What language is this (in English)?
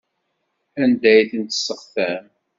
Kabyle